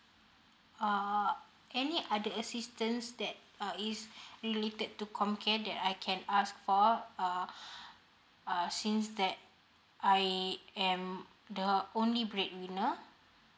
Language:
English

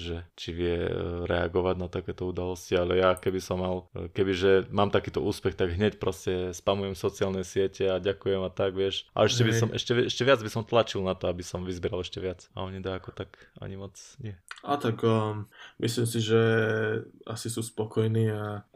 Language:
Slovak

